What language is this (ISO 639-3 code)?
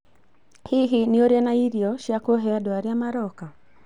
kik